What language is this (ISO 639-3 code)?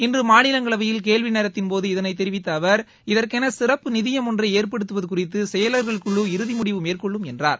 tam